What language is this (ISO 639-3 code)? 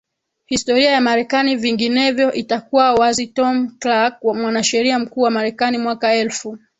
swa